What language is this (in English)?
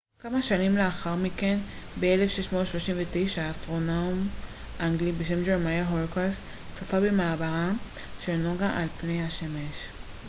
Hebrew